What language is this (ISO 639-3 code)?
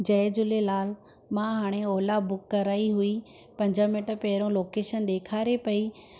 snd